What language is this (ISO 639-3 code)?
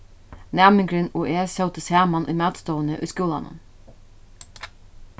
fao